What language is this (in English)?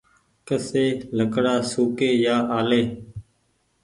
Goaria